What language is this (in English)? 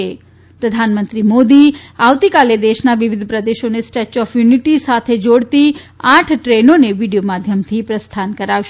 Gujarati